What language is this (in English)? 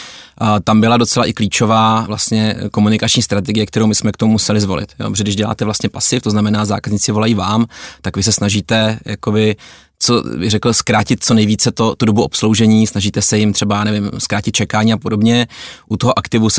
Czech